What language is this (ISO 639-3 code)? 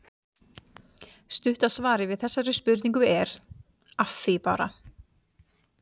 isl